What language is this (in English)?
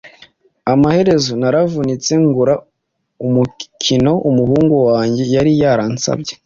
Kinyarwanda